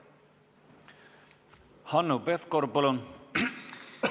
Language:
Estonian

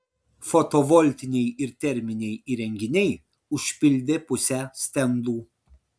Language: Lithuanian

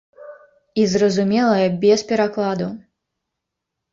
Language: Belarusian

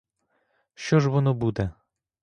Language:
Ukrainian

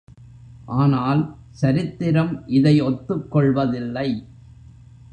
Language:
Tamil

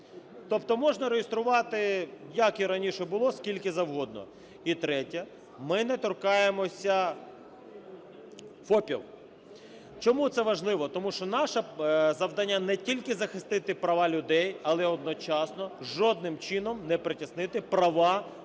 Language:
Ukrainian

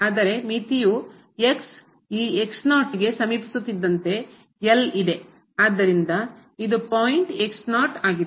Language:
Kannada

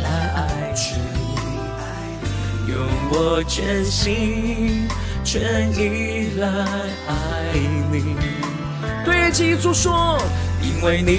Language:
Chinese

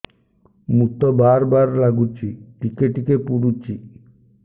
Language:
Odia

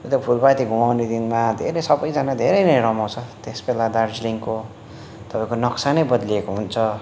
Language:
Nepali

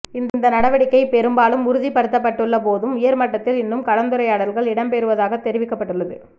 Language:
Tamil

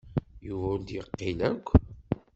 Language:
Kabyle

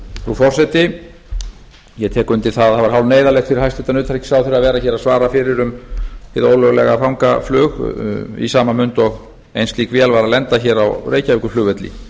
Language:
Icelandic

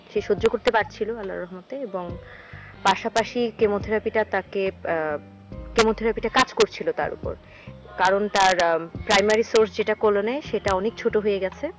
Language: Bangla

